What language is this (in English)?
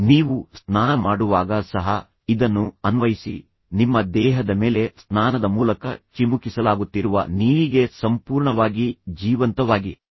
Kannada